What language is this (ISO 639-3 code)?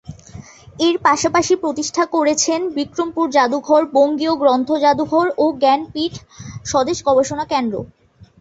ben